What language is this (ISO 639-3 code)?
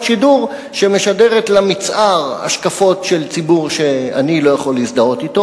heb